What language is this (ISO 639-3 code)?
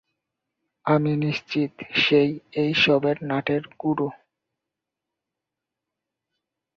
ben